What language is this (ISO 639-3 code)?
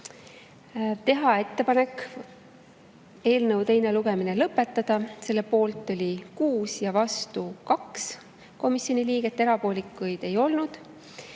est